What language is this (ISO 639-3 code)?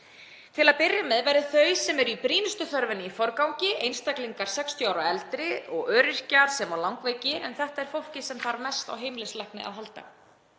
isl